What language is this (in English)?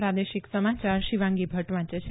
Gujarati